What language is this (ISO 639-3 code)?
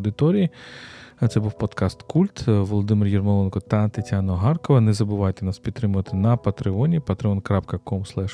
ukr